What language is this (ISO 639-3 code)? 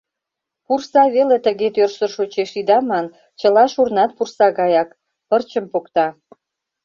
chm